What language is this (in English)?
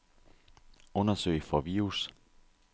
Danish